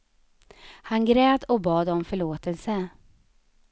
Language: Swedish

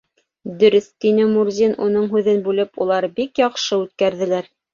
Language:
Bashkir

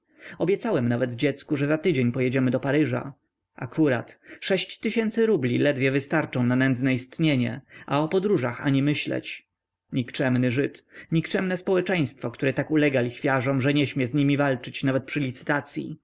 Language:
Polish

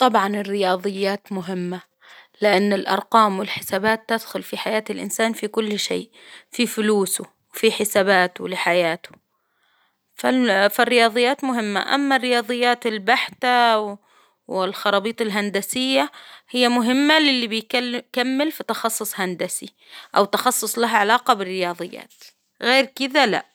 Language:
Hijazi Arabic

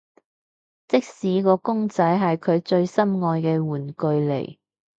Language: Cantonese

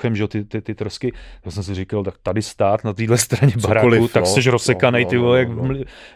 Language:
Czech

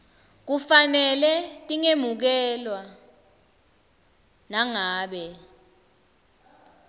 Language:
Swati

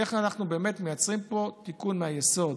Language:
Hebrew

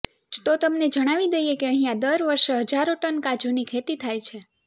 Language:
Gujarati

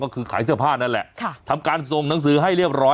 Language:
Thai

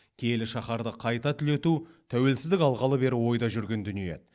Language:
Kazakh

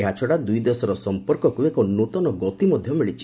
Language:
Odia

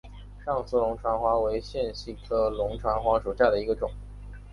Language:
Chinese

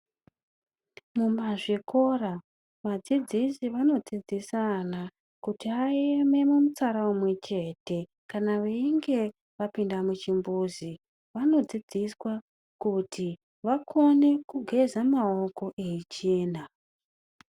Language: Ndau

